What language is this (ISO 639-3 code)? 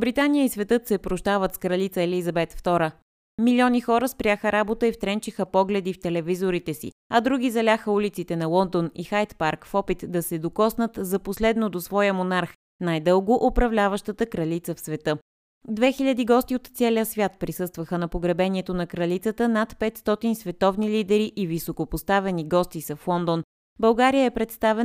bul